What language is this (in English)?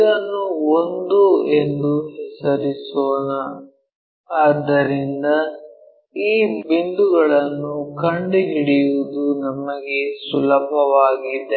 Kannada